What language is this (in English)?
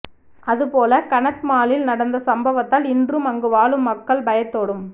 Tamil